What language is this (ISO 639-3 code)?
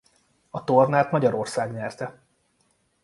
hun